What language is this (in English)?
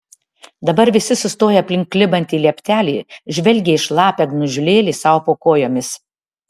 Lithuanian